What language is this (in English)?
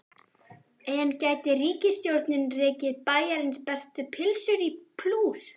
Icelandic